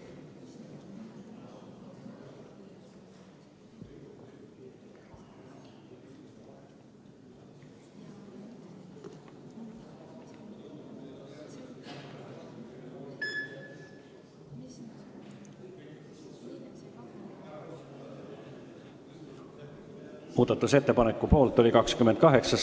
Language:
Estonian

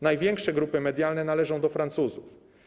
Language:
Polish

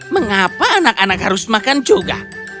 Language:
Indonesian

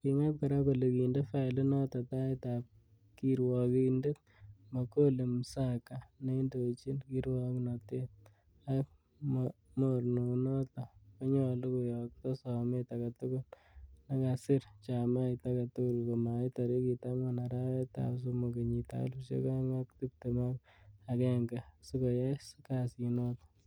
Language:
Kalenjin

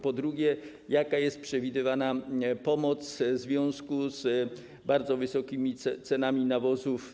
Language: Polish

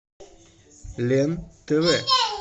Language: Russian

